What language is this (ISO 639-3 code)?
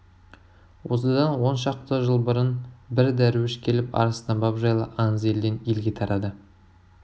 kaz